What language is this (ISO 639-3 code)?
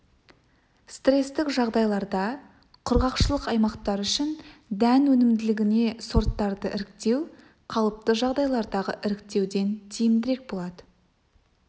kaz